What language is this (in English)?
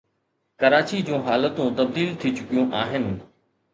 Sindhi